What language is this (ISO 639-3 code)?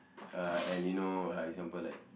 eng